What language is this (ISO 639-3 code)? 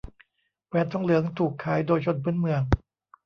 tha